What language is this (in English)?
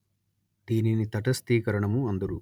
Telugu